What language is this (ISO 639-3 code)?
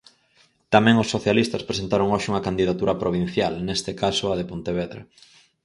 glg